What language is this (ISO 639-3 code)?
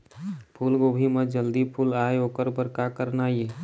hne